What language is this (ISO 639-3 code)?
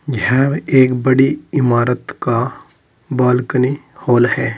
hin